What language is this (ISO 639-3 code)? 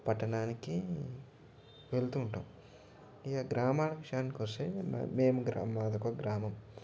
tel